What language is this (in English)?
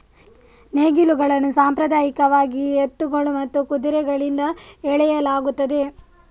Kannada